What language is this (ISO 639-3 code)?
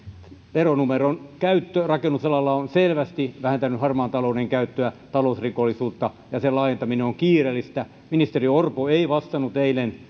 fin